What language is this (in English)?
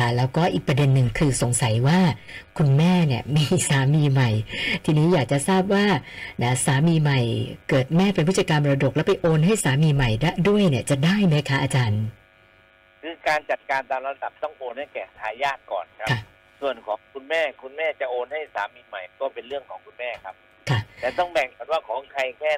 Thai